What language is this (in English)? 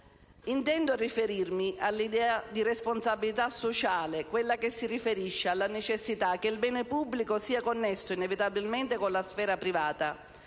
Italian